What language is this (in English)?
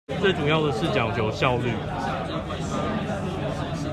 Chinese